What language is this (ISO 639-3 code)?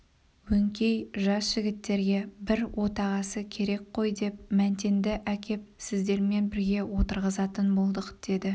kaz